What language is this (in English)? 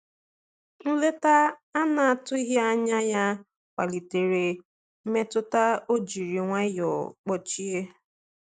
Igbo